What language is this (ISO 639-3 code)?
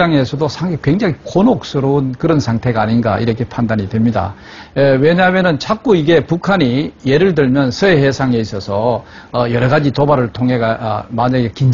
kor